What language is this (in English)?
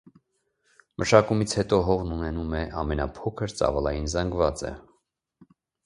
Armenian